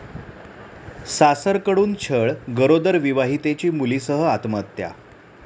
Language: Marathi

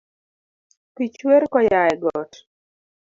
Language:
Luo (Kenya and Tanzania)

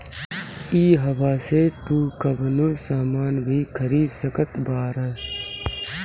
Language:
Bhojpuri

